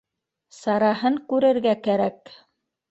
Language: Bashkir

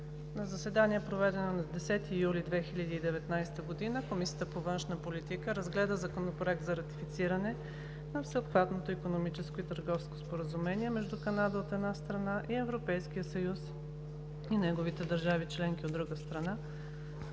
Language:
Bulgarian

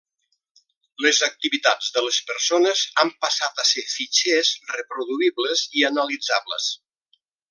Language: Catalan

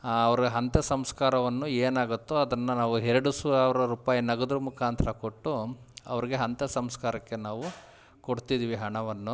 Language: Kannada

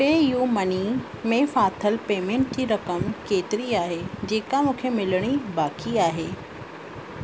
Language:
Sindhi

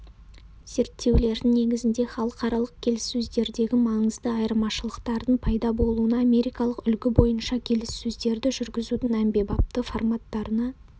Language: Kazakh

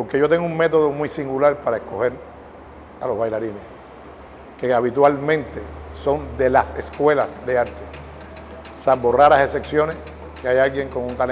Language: Spanish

